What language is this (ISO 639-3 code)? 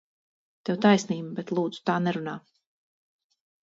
lav